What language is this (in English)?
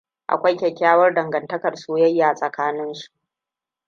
Hausa